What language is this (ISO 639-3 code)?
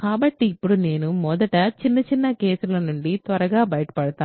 tel